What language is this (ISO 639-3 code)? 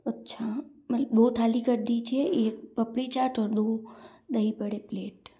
hin